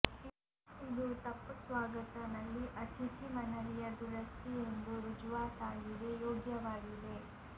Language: Kannada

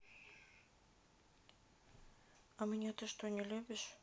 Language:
Russian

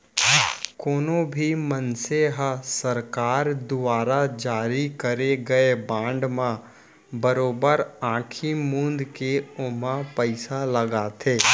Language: Chhattisgarhi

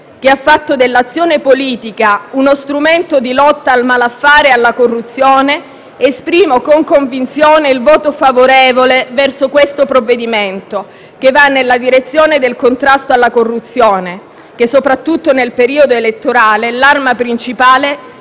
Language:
Italian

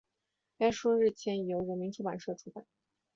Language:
Chinese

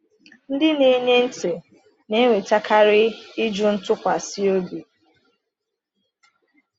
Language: Igbo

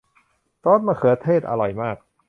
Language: Thai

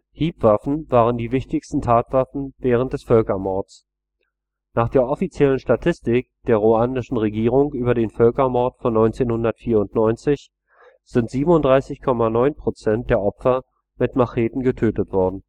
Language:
German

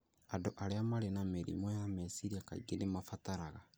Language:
Kikuyu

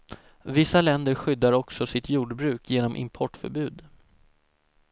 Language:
Swedish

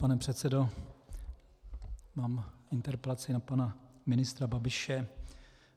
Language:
Czech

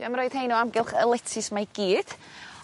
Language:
Welsh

